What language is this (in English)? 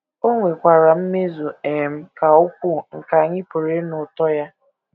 Igbo